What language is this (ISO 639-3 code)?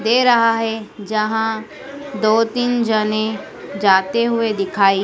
hin